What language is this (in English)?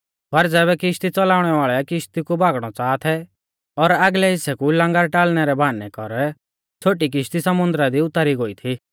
Mahasu Pahari